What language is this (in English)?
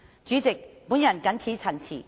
Cantonese